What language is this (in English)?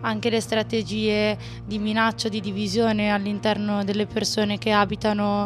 Italian